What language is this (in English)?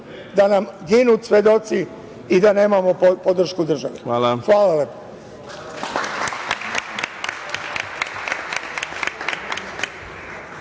Serbian